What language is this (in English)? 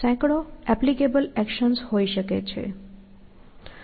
Gujarati